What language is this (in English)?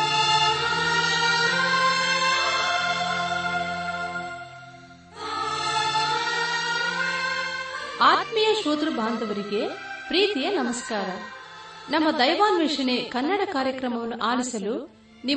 Kannada